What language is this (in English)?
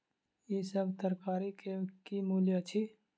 Maithili